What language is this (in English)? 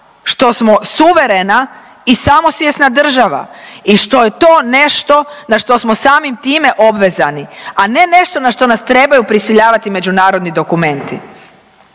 Croatian